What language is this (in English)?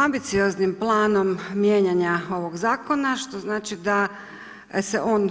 Croatian